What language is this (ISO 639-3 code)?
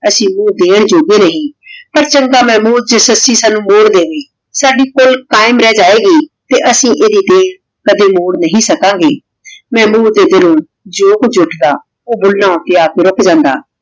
pan